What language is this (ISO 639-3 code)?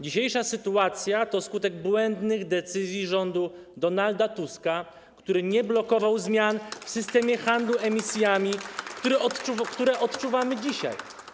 pol